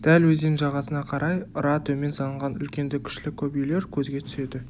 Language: Kazakh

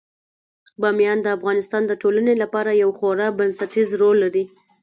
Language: Pashto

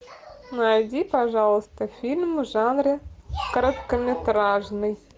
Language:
Russian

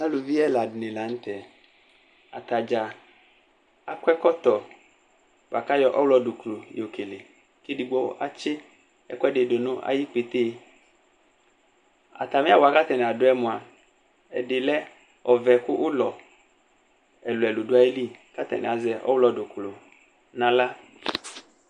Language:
Ikposo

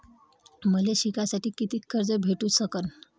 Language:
Marathi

